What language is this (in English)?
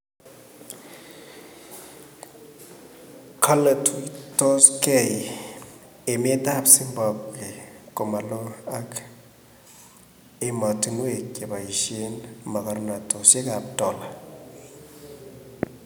Kalenjin